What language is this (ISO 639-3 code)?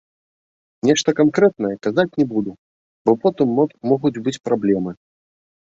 bel